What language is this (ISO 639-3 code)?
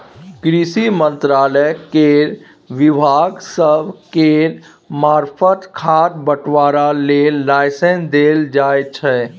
mai